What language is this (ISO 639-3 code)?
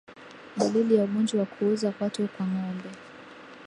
swa